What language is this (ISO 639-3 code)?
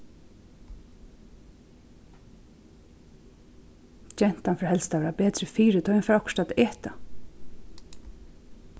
fao